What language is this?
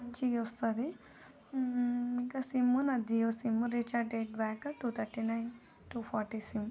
Telugu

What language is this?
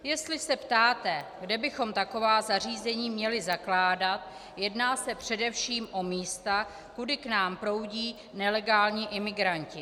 Czech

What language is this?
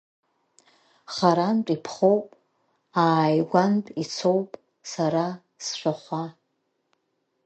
Abkhazian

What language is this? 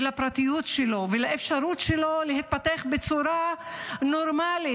Hebrew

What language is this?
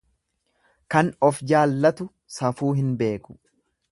Oromo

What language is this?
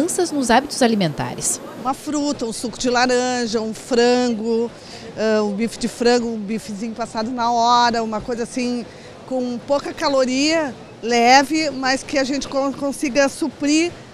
Portuguese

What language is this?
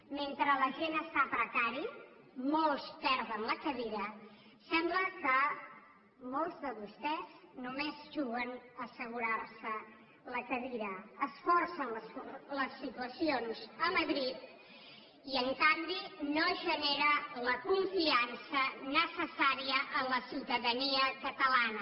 Catalan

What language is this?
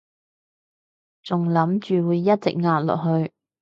Cantonese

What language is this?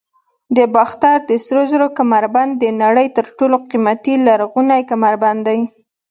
Pashto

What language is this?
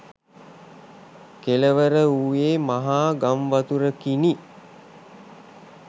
Sinhala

